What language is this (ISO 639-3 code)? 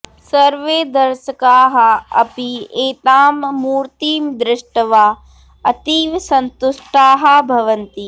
san